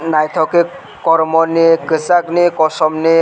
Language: Kok Borok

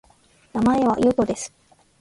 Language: Japanese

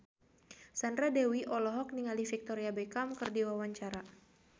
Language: Sundanese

